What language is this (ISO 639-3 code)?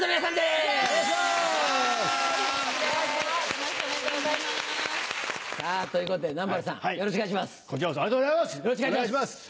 jpn